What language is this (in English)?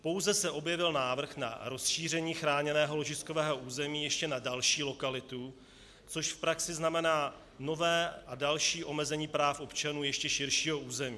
Czech